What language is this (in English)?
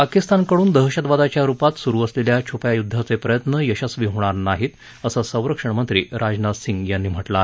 Marathi